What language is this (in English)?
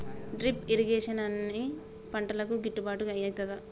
Telugu